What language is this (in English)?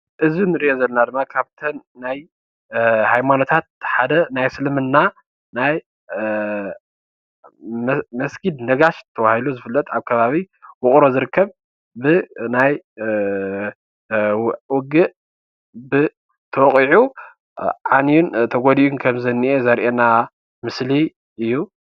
Tigrinya